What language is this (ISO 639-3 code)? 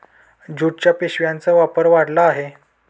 mar